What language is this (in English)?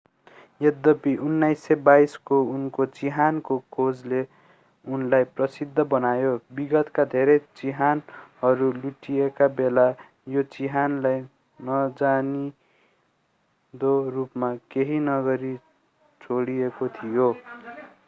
Nepali